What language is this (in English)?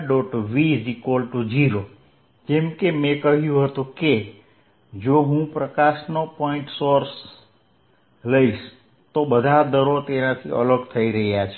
Gujarati